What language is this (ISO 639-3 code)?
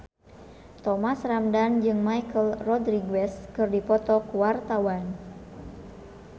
sun